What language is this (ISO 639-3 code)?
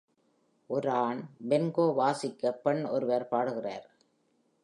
tam